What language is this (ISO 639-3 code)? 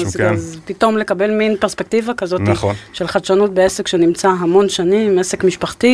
heb